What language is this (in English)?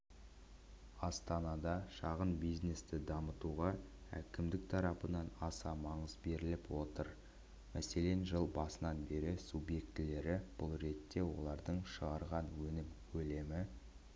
Kazakh